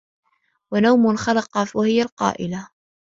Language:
Arabic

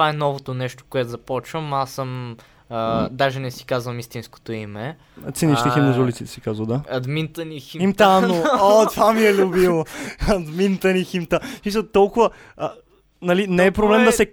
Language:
Bulgarian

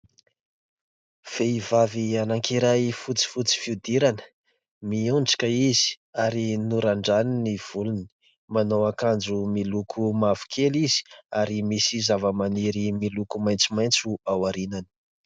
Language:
Malagasy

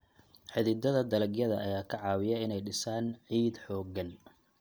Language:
Somali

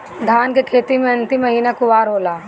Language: Bhojpuri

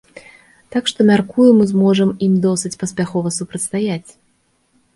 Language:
Belarusian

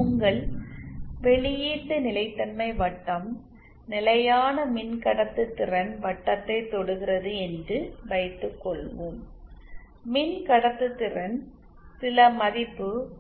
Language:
Tamil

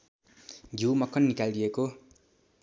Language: Nepali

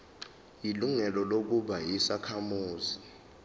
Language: Zulu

